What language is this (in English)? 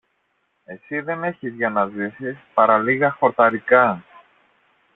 Greek